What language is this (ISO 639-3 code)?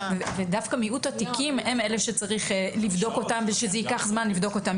heb